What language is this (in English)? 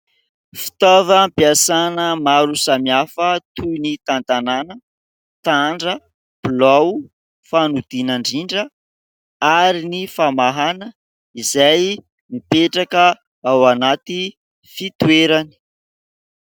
Malagasy